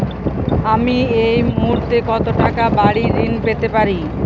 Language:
Bangla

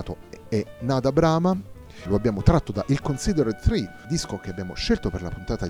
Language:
Italian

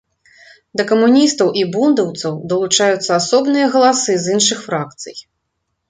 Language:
Belarusian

